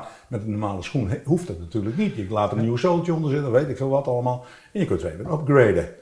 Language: Dutch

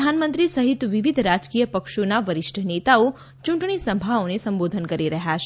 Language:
Gujarati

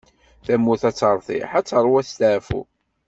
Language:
Kabyle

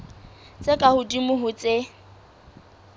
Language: Southern Sotho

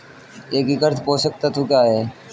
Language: Hindi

